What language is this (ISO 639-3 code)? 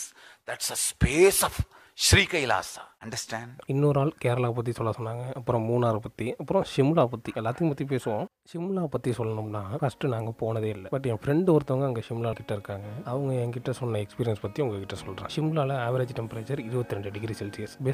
tam